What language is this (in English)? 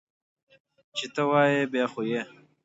Pashto